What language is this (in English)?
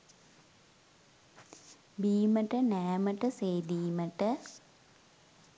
Sinhala